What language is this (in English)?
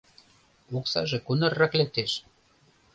Mari